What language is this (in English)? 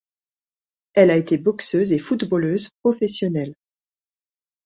French